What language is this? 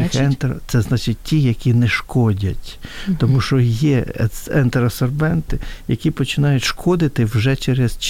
Ukrainian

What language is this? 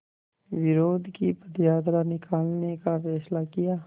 Hindi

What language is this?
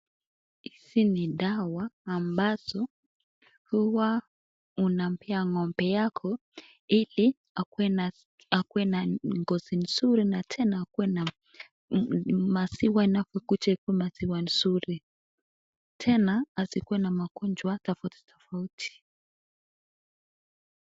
Swahili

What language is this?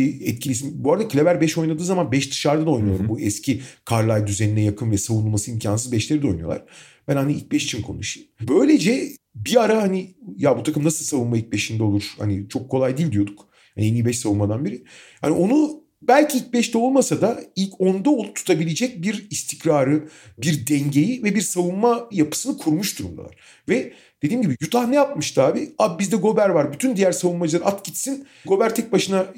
Turkish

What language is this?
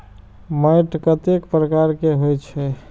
Maithili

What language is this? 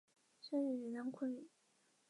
Chinese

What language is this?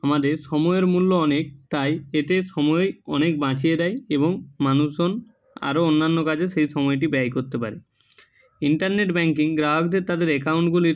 Bangla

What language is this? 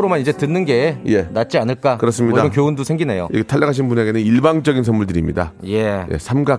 Korean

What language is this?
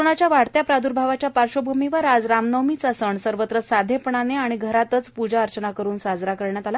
Marathi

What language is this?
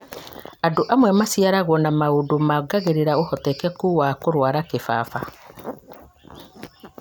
Kikuyu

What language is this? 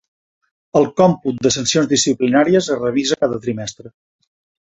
Catalan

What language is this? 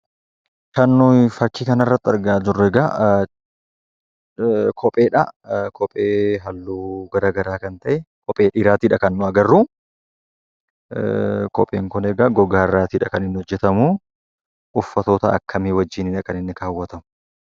Oromo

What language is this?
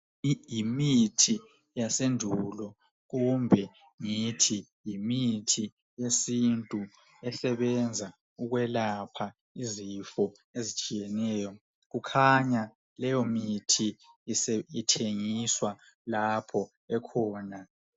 North Ndebele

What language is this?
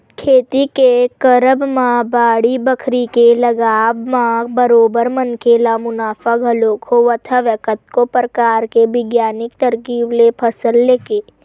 Chhattisgarhi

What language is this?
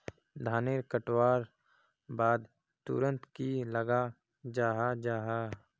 Magahi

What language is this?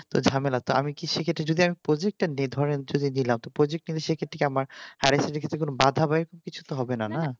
Bangla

